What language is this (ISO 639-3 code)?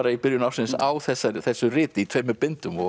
isl